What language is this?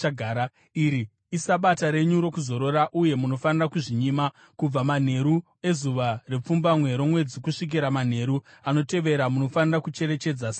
Shona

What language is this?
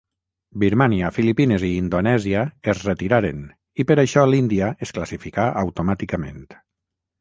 Catalan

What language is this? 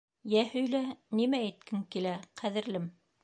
Bashkir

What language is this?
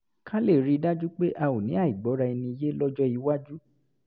Yoruba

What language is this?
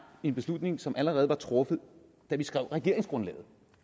Danish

